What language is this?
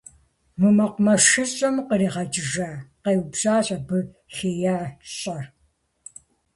Kabardian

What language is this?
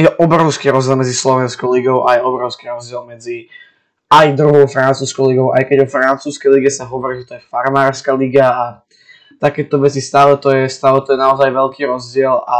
Slovak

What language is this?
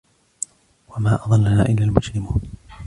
Arabic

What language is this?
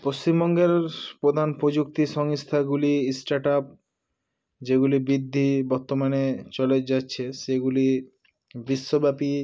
Bangla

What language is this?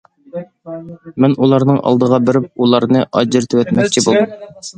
Uyghur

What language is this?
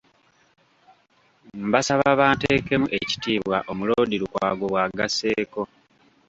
Ganda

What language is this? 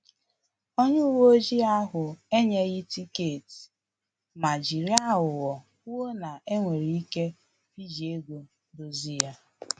Igbo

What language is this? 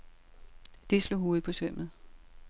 Danish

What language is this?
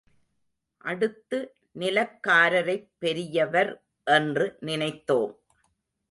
Tamil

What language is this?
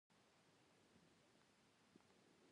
Pashto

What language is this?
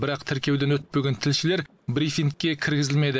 Kazakh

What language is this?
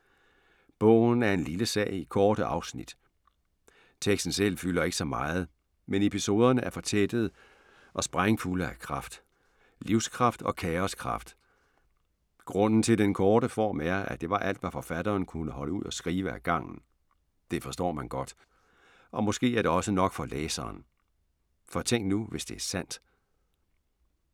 Danish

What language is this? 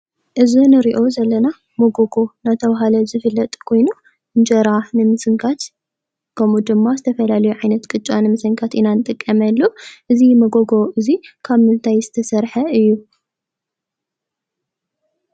Tigrinya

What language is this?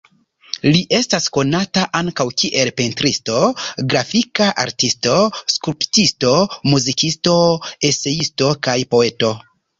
Esperanto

